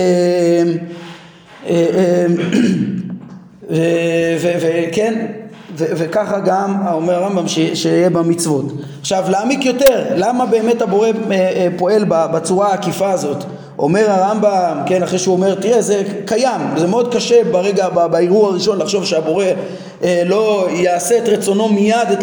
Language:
Hebrew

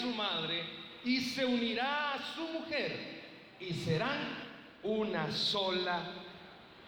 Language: Spanish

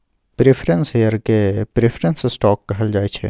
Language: Maithili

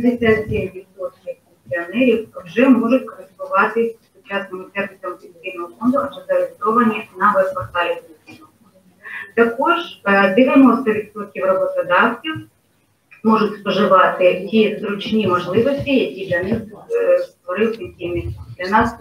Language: Ukrainian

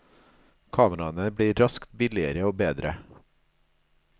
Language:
Norwegian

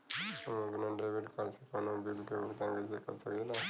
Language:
Bhojpuri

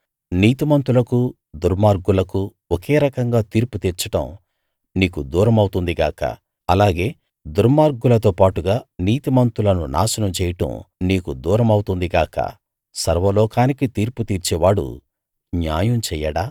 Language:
Telugu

